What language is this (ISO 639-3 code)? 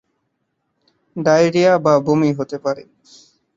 ben